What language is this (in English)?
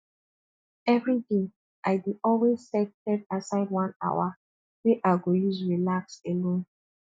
Nigerian Pidgin